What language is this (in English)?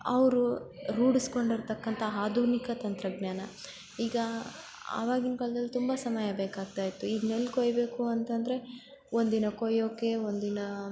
Kannada